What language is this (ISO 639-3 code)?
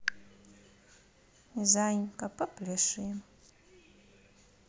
rus